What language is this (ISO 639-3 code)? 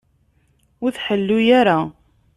kab